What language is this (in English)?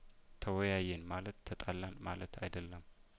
Amharic